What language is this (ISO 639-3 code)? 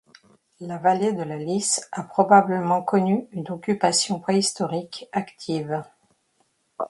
fra